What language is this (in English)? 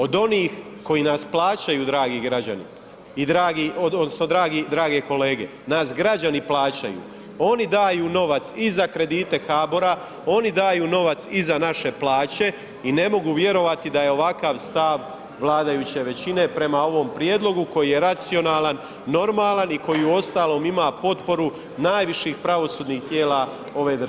Croatian